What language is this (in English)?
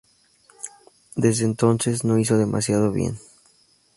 Spanish